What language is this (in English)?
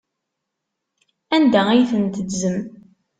Kabyle